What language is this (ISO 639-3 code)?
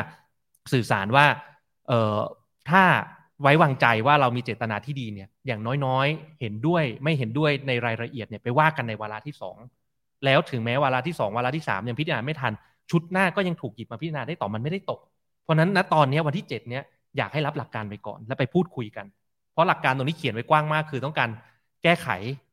tha